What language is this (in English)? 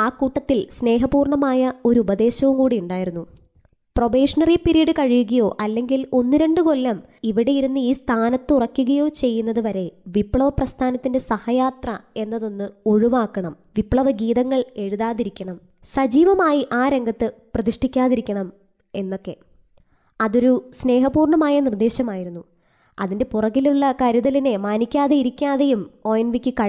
Malayalam